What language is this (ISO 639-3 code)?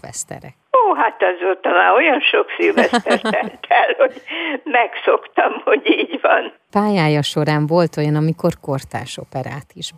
hun